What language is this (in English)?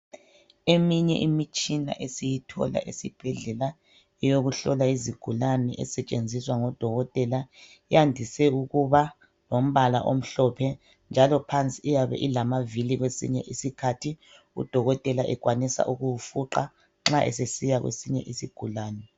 North Ndebele